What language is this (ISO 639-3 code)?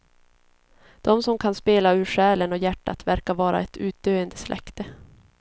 swe